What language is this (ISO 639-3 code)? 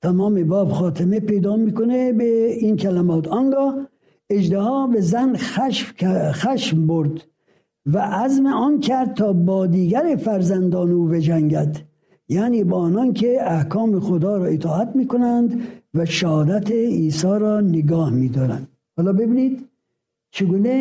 fas